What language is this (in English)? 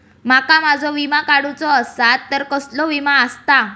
Marathi